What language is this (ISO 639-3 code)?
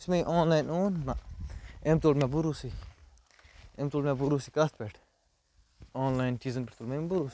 kas